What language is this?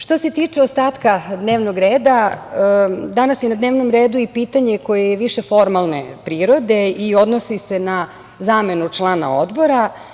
Serbian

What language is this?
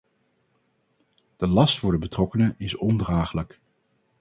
Dutch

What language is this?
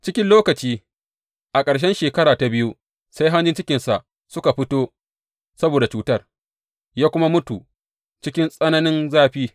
Hausa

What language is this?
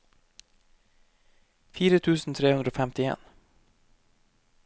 Norwegian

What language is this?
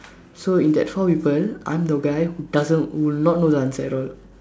English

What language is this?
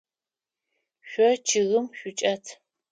Adyghe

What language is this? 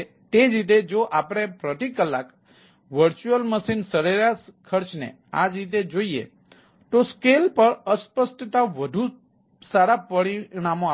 Gujarati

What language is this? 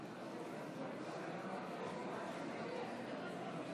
Hebrew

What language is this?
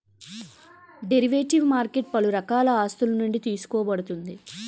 Telugu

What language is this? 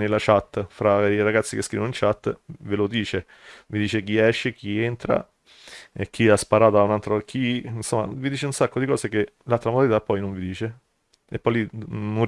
Italian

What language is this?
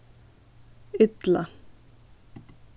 Faroese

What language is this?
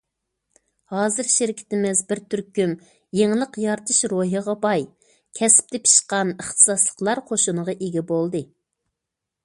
Uyghur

